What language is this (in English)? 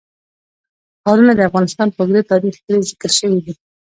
Pashto